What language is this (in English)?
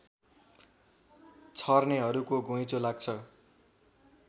Nepali